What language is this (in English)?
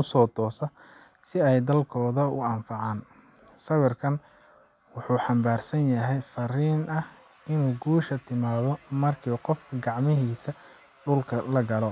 Somali